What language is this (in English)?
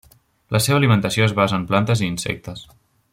Catalan